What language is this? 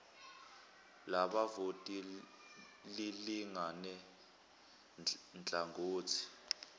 Zulu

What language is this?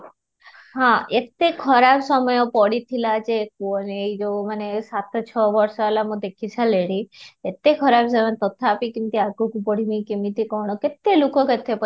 Odia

